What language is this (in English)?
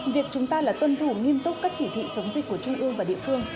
Vietnamese